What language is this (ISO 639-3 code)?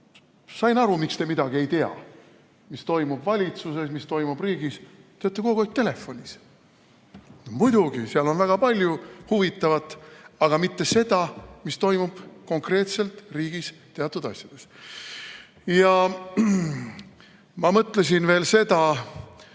est